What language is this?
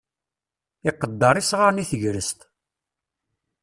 Kabyle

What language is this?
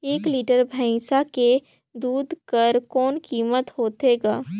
Chhattisgarhi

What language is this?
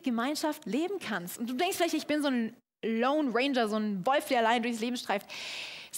German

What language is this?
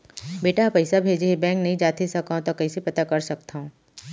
Chhattisgarhi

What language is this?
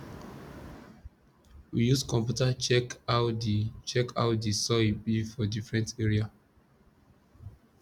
Nigerian Pidgin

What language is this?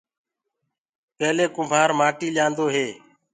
Gurgula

